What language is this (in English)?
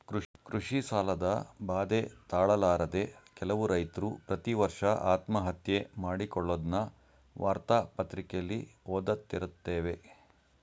Kannada